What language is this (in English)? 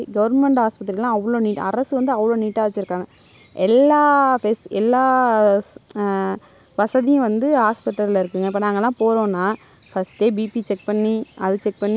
Tamil